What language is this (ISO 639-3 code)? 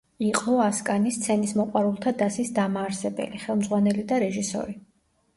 kat